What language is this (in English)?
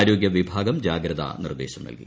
Malayalam